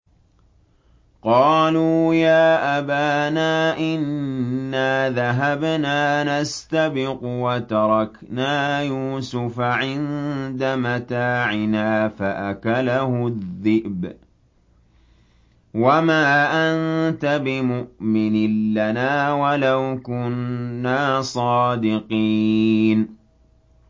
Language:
Arabic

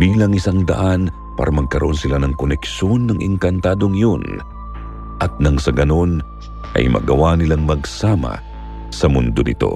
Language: Filipino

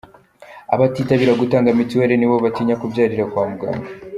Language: Kinyarwanda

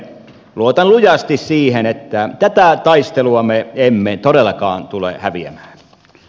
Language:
Finnish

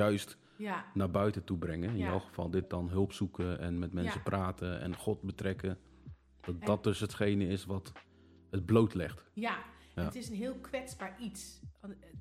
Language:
Dutch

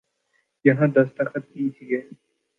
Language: Urdu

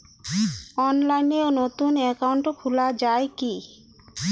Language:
Bangla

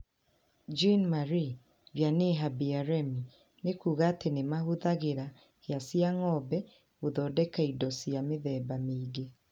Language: Kikuyu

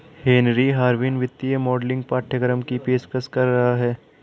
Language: Hindi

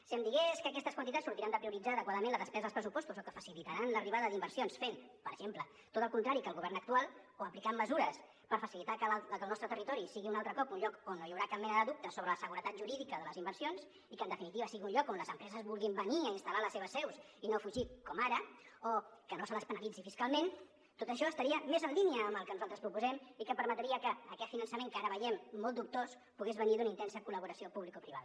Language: Catalan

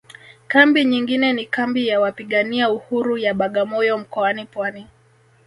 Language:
Swahili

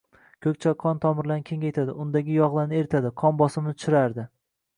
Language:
Uzbek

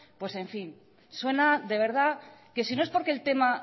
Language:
Spanish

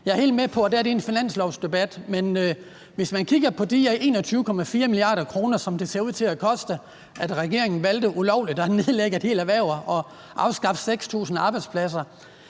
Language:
Danish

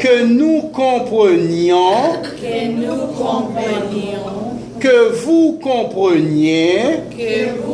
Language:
French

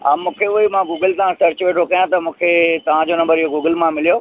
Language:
Sindhi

